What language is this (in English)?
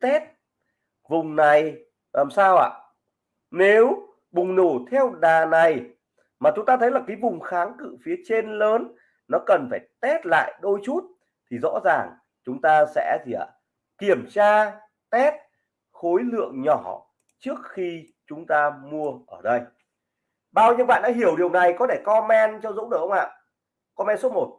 Vietnamese